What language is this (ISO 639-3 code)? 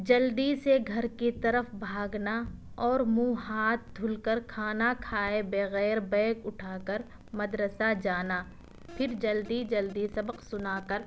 urd